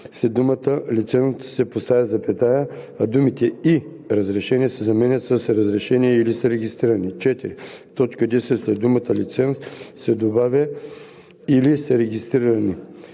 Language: Bulgarian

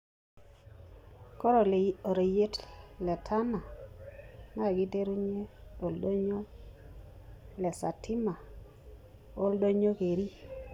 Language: Masai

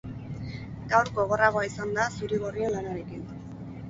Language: Basque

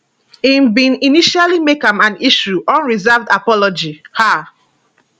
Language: Nigerian Pidgin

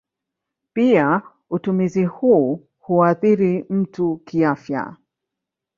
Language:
Swahili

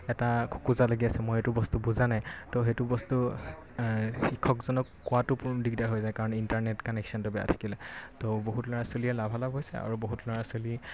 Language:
Assamese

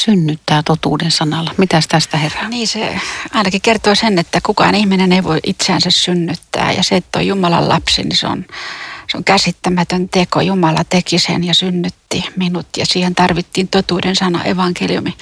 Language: Finnish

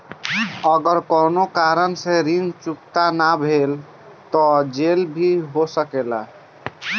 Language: Bhojpuri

